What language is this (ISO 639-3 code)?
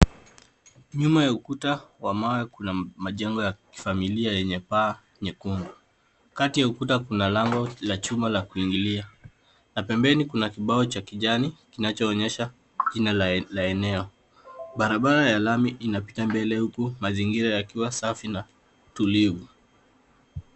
swa